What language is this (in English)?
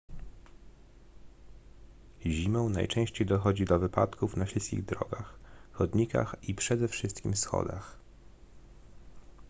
Polish